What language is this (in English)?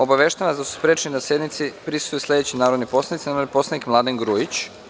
Serbian